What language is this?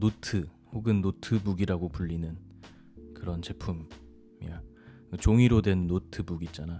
Korean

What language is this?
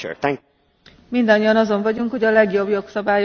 Hungarian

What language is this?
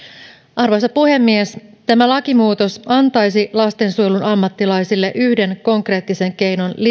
Finnish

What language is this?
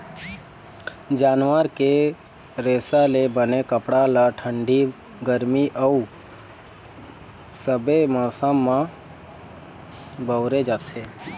Chhattisgarhi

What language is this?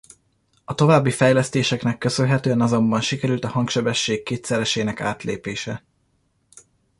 Hungarian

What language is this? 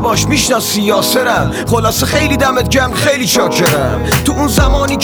Persian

